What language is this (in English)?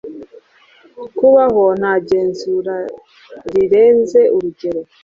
Kinyarwanda